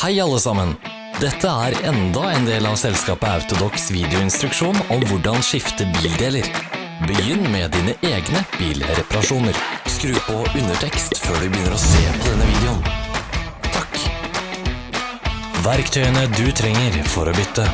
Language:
Norwegian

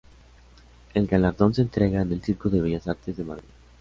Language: Spanish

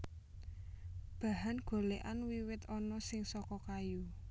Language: Javanese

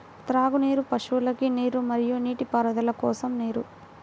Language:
Telugu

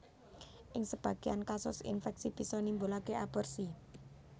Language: Javanese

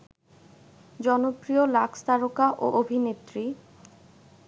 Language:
Bangla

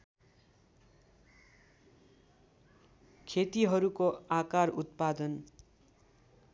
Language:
Nepali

